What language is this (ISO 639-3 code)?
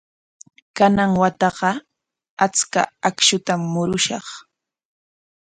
qwa